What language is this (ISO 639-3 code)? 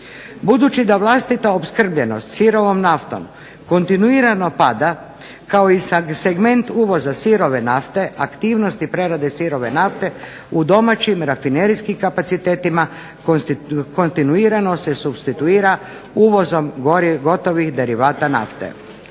hrv